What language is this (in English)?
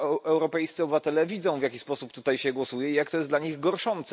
Polish